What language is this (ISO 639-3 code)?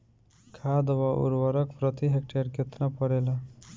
bho